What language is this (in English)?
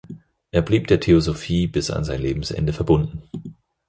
German